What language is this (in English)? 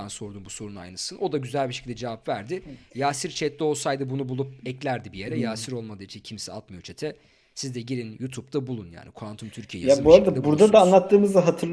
Turkish